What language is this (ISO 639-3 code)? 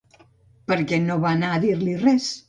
cat